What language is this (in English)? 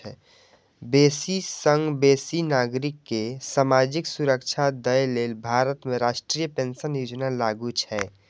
Maithili